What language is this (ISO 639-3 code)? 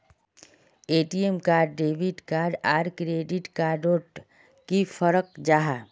mag